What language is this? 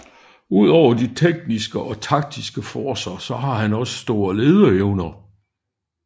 Danish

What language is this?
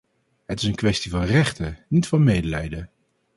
Dutch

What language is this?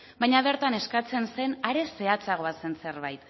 Basque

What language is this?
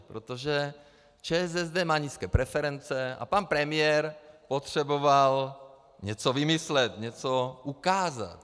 Czech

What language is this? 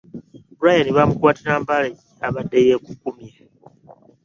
Ganda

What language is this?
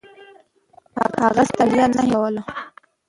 Pashto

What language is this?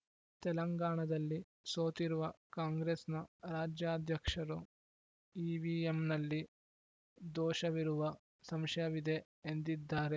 Kannada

